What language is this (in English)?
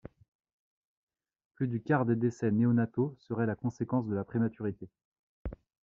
French